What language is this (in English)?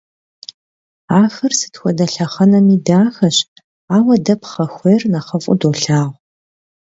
Kabardian